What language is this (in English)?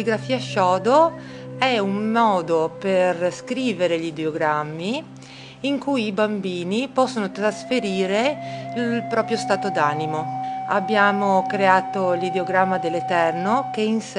Italian